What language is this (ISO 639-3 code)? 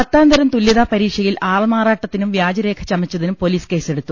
mal